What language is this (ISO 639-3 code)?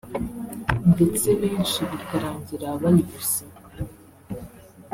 kin